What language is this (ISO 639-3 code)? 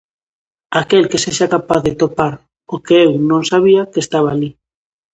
glg